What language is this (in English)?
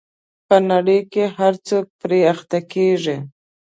Pashto